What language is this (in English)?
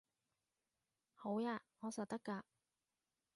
Cantonese